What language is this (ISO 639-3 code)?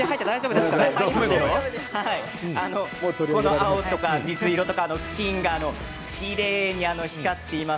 jpn